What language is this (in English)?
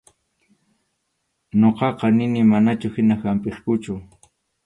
Arequipa-La Unión Quechua